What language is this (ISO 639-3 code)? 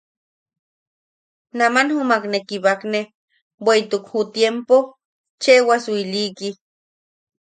yaq